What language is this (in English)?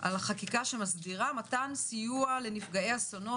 Hebrew